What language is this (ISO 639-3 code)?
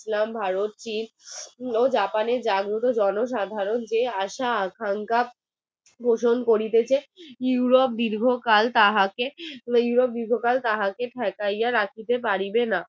ben